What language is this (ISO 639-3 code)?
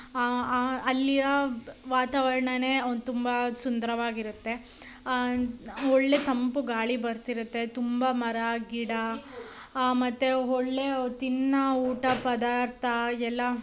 kan